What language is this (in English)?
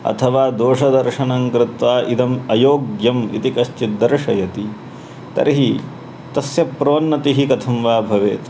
Sanskrit